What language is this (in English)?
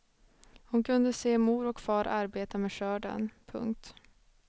Swedish